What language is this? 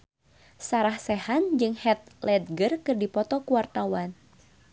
Sundanese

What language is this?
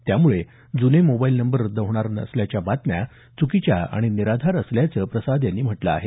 Marathi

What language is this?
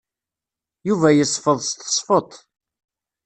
Kabyle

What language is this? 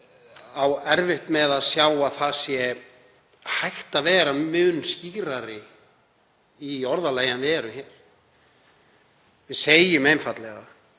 Icelandic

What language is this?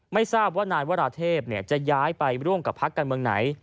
Thai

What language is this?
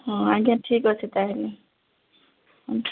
Odia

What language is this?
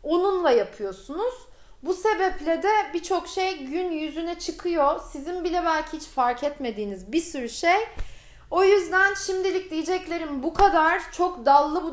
Turkish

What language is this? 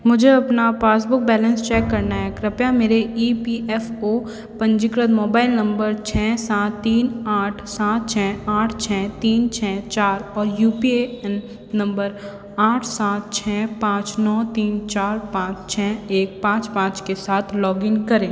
Hindi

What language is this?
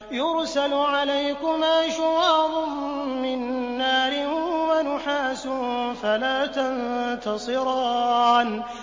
Arabic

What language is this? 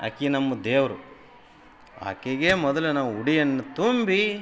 Kannada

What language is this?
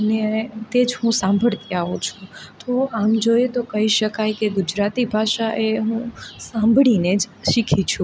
Gujarati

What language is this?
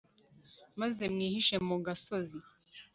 Kinyarwanda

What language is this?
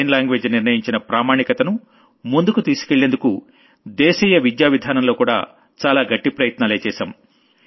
Telugu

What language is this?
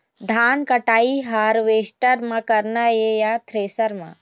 Chhattisgarhi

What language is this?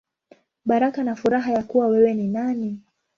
Swahili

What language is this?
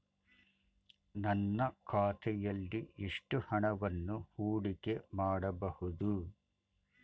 Kannada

